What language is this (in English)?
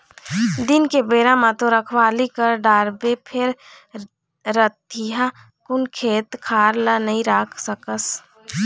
Chhattisgarhi